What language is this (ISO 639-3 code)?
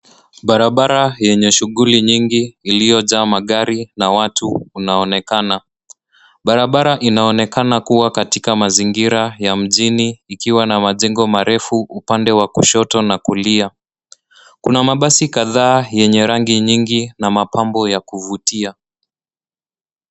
swa